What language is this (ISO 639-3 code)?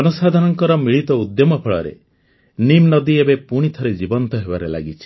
ori